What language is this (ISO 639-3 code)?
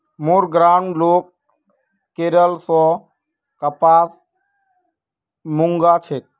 mag